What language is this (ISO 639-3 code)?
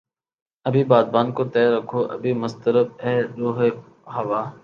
urd